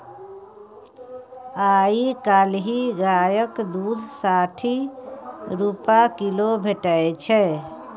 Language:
Maithili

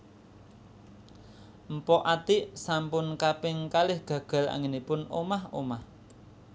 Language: Javanese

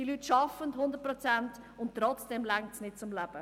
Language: Swiss German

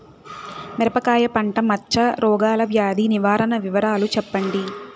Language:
Telugu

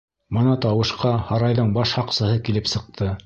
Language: Bashkir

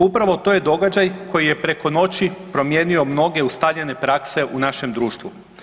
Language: Croatian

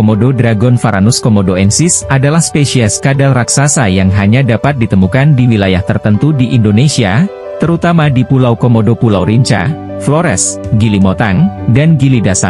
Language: Indonesian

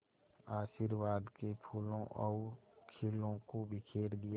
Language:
Hindi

